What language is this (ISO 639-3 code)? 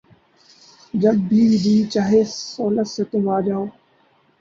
urd